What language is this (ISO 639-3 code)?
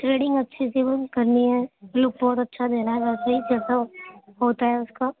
urd